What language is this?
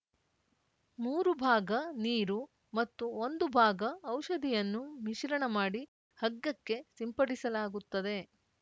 Kannada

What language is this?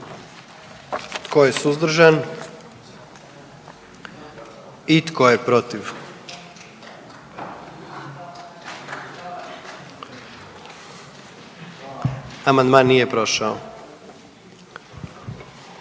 Croatian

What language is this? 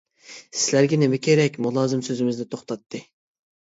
Uyghur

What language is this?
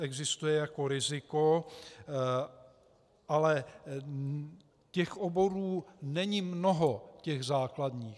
Czech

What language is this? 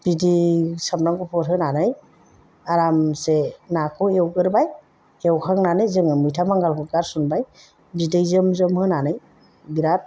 Bodo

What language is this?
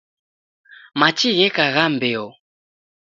Taita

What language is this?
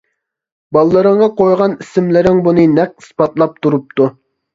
Uyghur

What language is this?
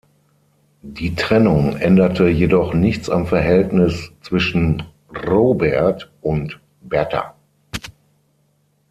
German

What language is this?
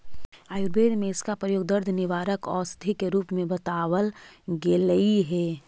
Magahi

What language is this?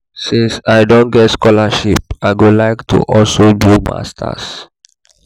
Nigerian Pidgin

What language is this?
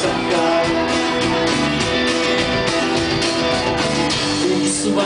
Czech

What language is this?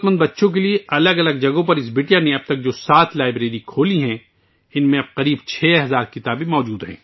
Urdu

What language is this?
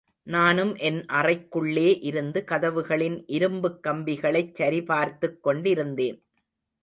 Tamil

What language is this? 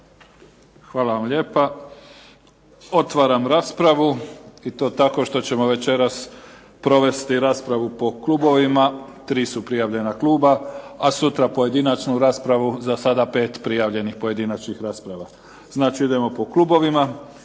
Croatian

